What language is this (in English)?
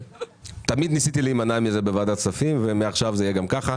Hebrew